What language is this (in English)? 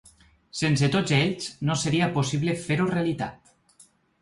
Catalan